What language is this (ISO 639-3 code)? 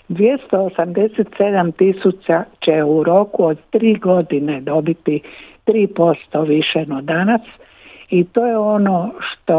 hrv